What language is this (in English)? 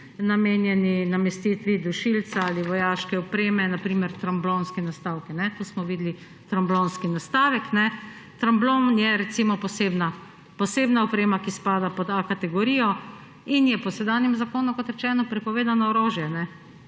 Slovenian